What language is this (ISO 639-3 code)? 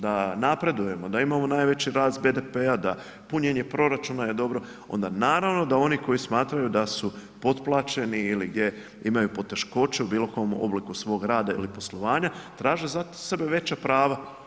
hrv